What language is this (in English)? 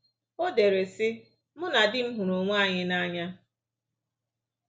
Igbo